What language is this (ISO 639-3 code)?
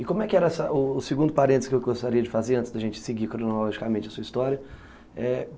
por